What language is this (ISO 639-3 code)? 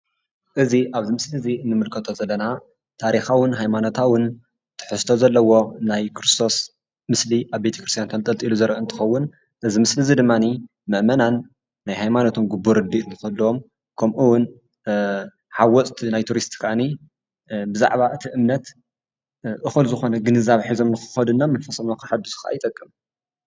tir